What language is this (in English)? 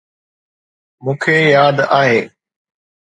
Sindhi